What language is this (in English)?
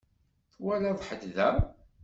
Kabyle